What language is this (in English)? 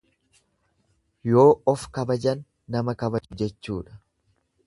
Oromo